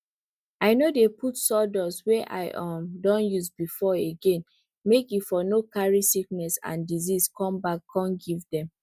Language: Nigerian Pidgin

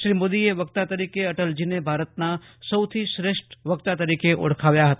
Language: Gujarati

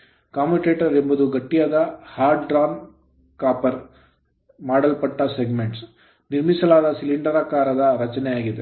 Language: Kannada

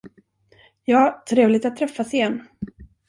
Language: Swedish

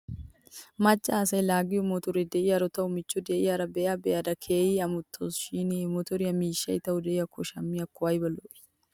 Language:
Wolaytta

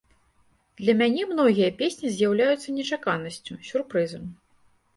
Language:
Belarusian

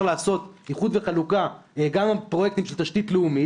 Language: Hebrew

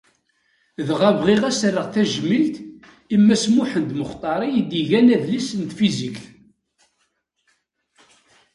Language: Kabyle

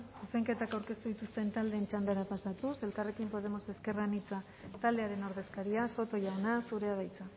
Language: Basque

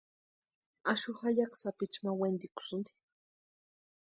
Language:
Western Highland Purepecha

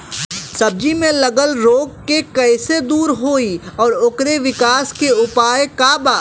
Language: Bhojpuri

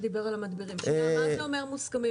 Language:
Hebrew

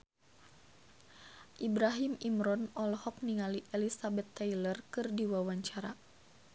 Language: Sundanese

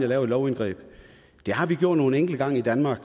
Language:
Danish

